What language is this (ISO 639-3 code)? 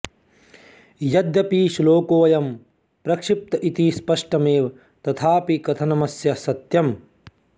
san